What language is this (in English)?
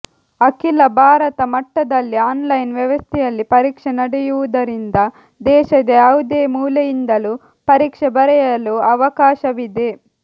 Kannada